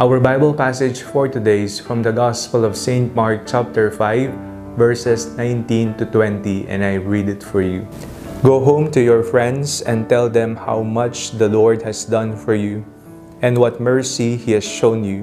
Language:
Filipino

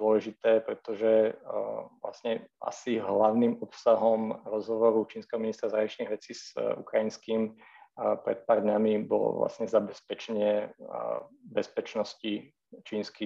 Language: Slovak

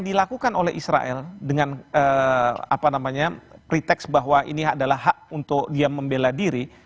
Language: Indonesian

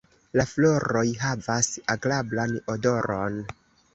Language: Esperanto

